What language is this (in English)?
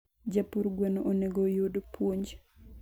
Luo (Kenya and Tanzania)